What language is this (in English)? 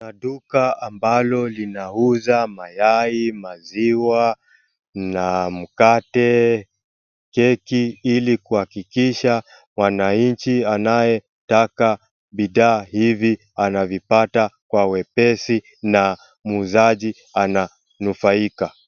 Swahili